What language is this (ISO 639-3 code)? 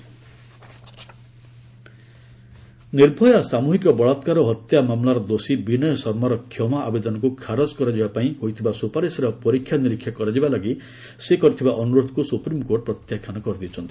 ori